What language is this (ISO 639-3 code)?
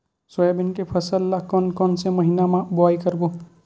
hne